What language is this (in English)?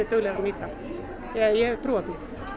Icelandic